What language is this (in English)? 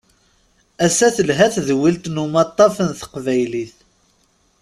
Kabyle